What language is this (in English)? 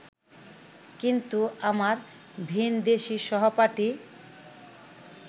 Bangla